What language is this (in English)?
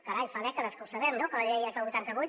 Catalan